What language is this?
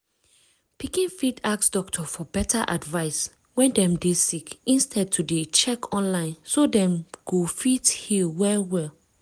Nigerian Pidgin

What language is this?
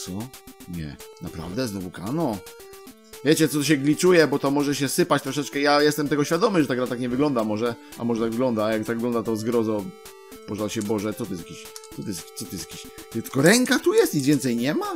Polish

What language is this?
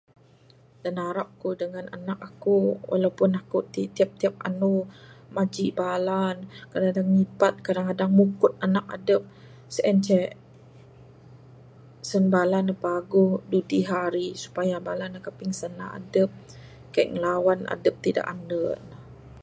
Bukar-Sadung Bidayuh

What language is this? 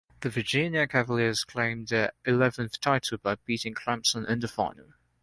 English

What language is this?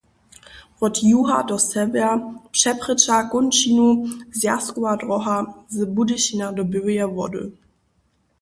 Upper Sorbian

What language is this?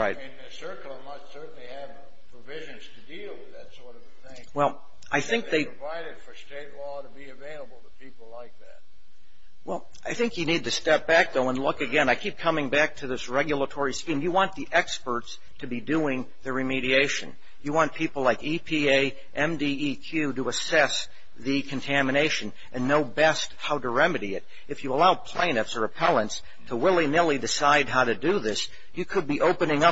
English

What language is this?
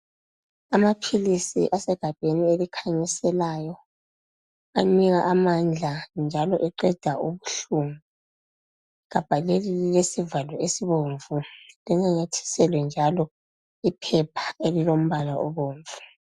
North Ndebele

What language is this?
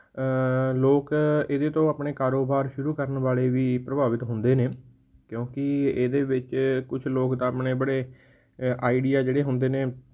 Punjabi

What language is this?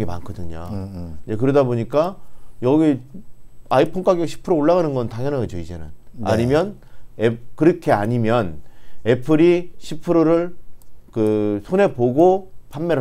Korean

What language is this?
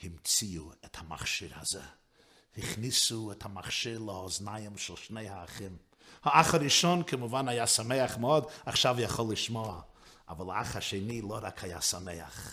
Hebrew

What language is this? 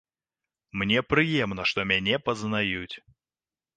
Belarusian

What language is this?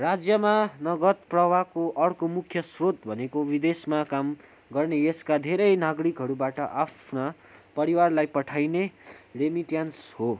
Nepali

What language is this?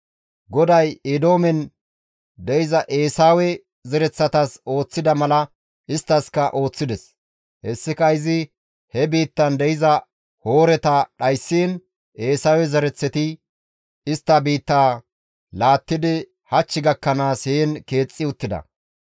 Gamo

